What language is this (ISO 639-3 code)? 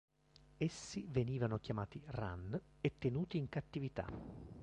ita